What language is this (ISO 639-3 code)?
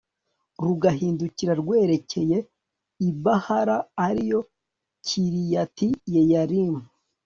kin